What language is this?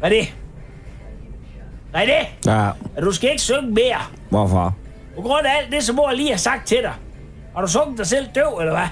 Danish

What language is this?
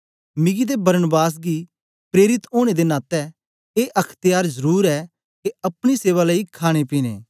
Dogri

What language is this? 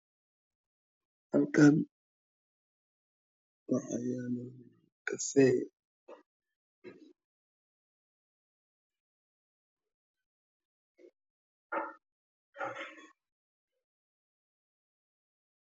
Somali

